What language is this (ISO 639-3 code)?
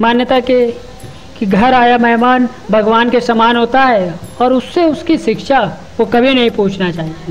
hin